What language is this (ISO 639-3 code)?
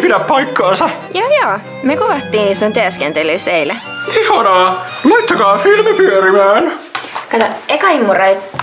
fin